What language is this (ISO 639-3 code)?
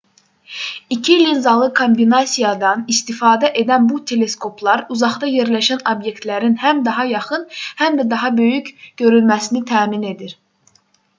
aze